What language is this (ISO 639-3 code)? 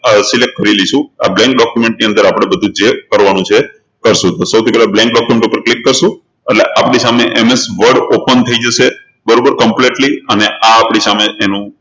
guj